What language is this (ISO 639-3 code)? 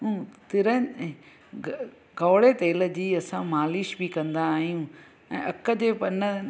snd